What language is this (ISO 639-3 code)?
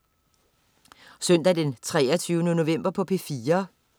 dan